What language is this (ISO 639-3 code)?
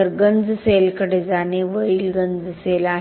mar